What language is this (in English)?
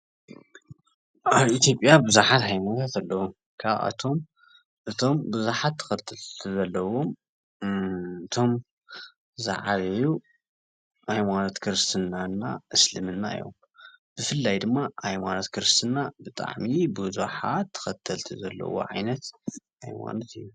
Tigrinya